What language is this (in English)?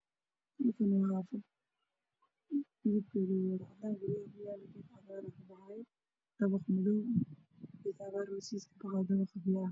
Somali